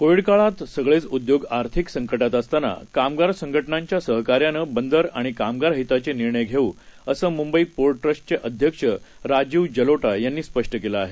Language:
Marathi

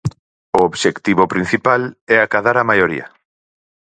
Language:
Galician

